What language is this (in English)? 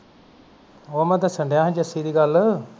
Punjabi